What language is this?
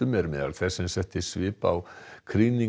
Icelandic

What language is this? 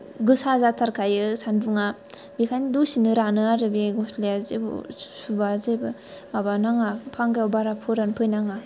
Bodo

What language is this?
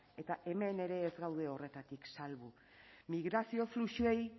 Basque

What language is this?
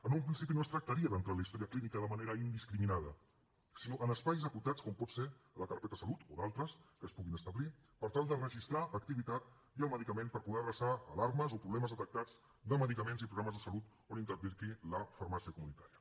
Catalan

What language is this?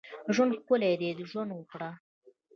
Pashto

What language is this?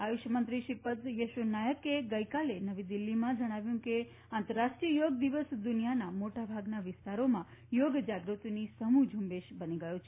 Gujarati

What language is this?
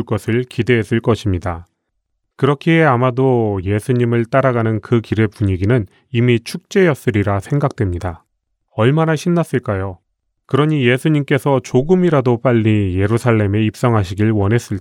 Korean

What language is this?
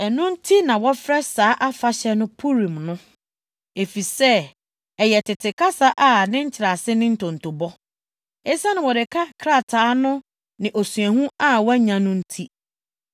Akan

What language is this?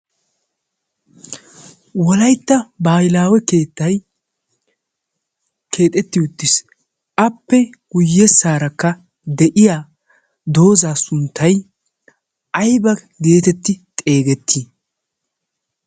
Wolaytta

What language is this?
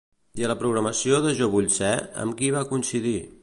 Catalan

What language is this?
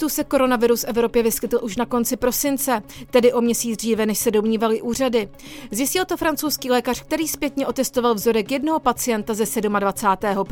Czech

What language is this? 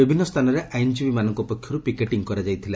Odia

